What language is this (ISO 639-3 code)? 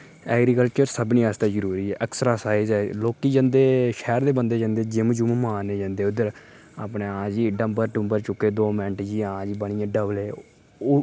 doi